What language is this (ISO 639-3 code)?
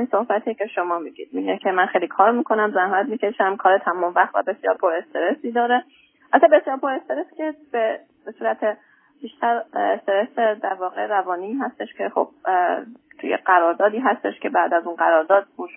fas